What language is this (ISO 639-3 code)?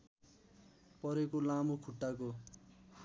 nep